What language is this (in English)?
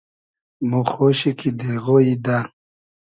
Hazaragi